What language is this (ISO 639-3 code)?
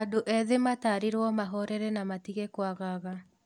kik